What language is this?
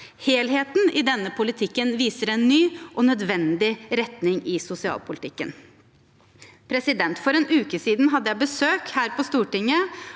Norwegian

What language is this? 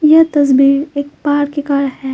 Hindi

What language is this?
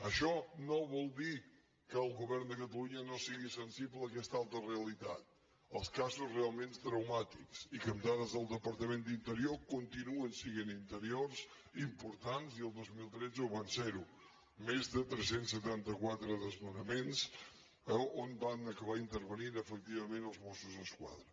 Catalan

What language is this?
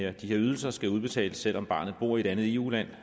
Danish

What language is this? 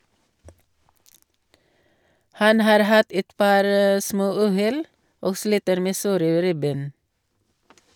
Norwegian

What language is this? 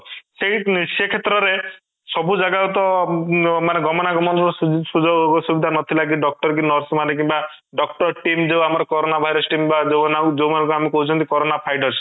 Odia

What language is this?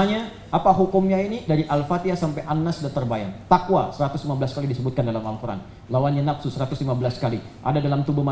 Indonesian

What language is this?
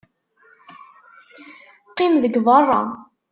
Kabyle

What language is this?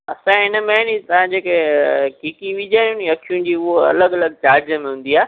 Sindhi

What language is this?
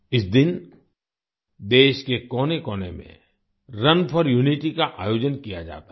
Hindi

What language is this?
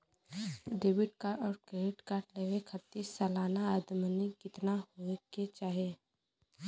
Bhojpuri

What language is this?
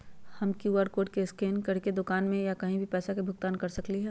Magahi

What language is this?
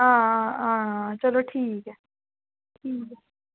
Dogri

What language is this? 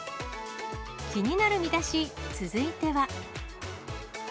Japanese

